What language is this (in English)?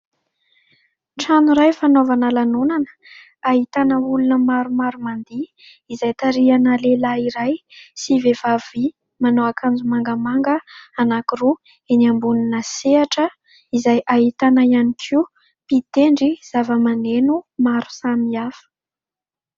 Malagasy